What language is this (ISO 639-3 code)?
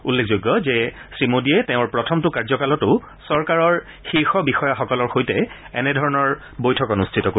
asm